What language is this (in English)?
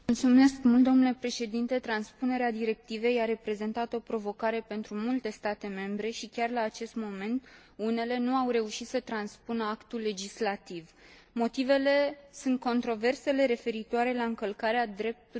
Romanian